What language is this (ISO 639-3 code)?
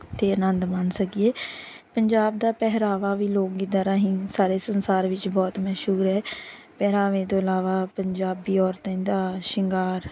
pan